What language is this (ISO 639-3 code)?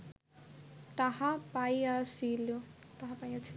ben